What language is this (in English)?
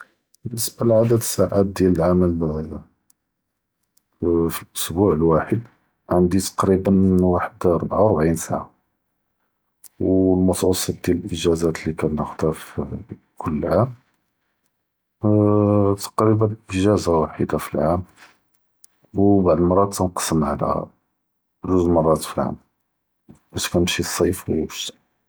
Judeo-Arabic